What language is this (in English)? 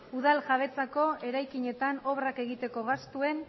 Basque